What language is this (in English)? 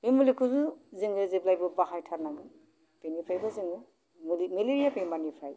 Bodo